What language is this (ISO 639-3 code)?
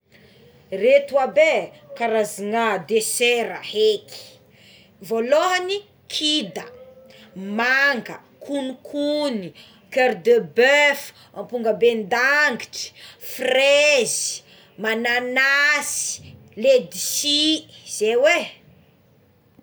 xmw